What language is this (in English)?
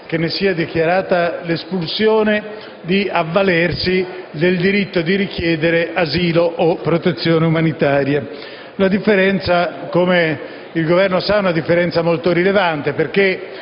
Italian